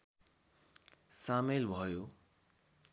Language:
Nepali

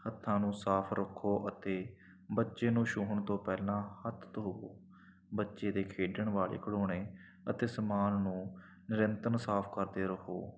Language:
Punjabi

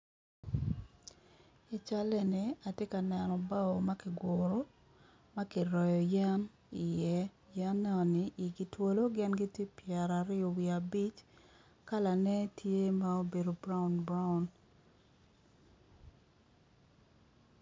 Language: Acoli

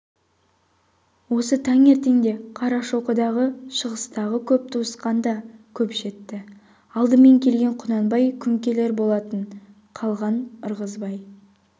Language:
Kazakh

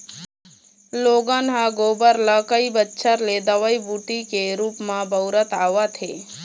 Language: Chhattisgarhi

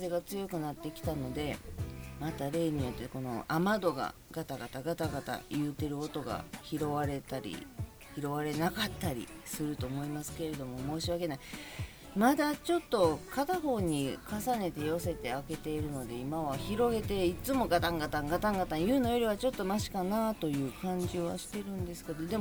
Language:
Japanese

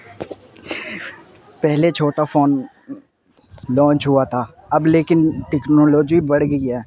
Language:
Urdu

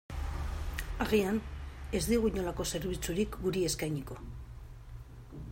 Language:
Basque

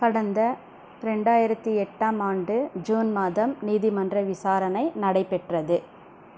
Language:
Tamil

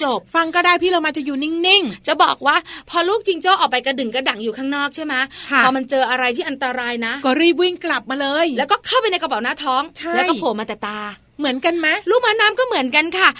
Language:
Thai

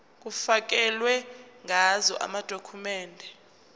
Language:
Zulu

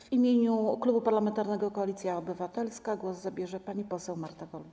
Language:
Polish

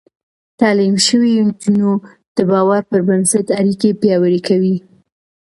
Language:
Pashto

